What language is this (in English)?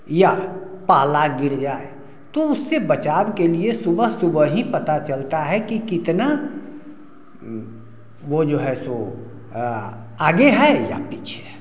Hindi